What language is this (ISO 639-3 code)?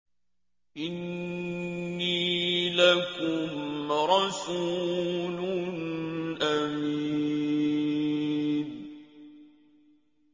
ara